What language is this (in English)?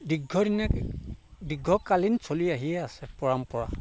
Assamese